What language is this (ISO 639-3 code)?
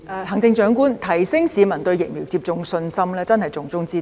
yue